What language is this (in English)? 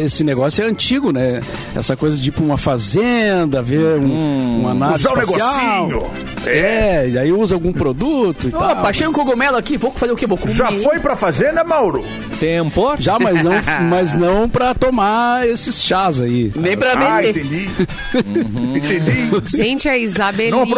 Portuguese